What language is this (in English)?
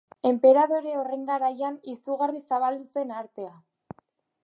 Basque